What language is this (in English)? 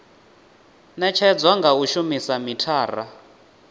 Venda